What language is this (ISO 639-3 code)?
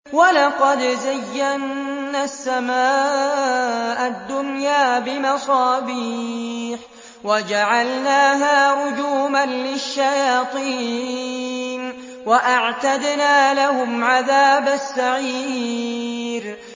ara